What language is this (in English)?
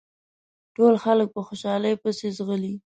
Pashto